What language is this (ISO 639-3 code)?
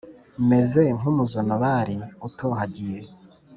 kin